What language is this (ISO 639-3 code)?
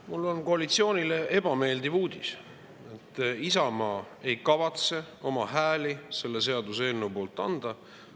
est